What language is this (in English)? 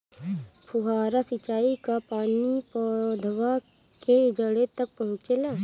Bhojpuri